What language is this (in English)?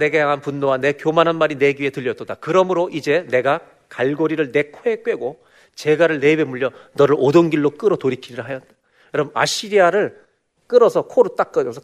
Korean